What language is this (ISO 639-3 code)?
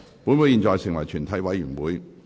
yue